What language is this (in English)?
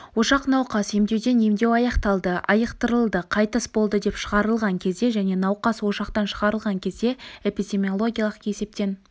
Kazakh